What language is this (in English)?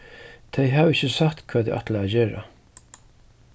Faroese